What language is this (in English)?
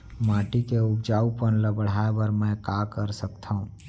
Chhattisgarhi